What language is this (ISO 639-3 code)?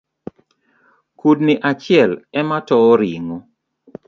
luo